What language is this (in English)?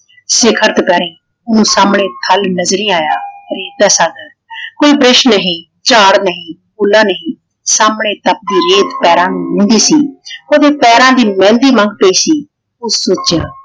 Punjabi